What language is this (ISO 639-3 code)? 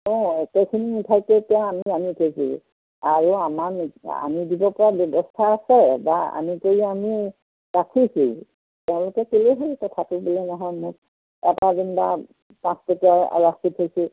asm